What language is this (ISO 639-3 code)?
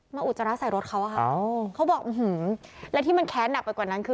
tha